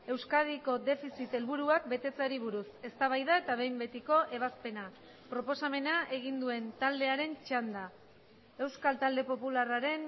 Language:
Basque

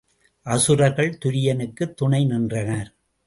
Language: Tamil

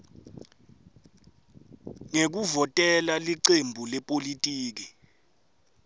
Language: Swati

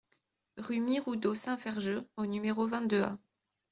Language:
French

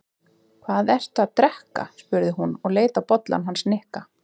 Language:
Icelandic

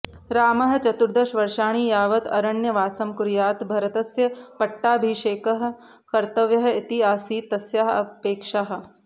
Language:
Sanskrit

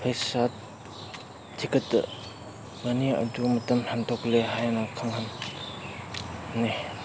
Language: Manipuri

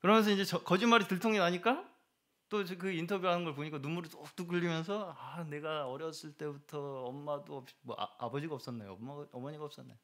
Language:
Korean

